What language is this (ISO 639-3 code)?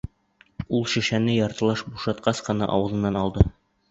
bak